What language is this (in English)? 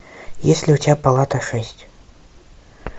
Russian